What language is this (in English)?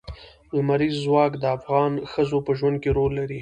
Pashto